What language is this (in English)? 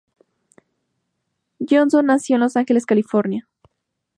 Spanish